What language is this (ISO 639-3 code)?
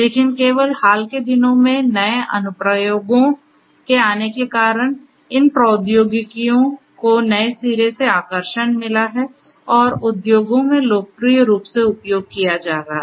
hin